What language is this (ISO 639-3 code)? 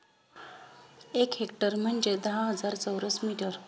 mar